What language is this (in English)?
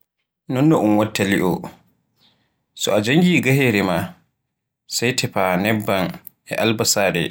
Borgu Fulfulde